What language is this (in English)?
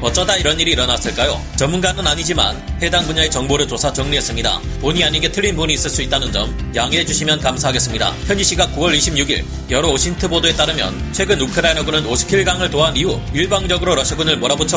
Korean